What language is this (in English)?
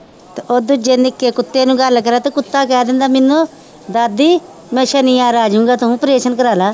Punjabi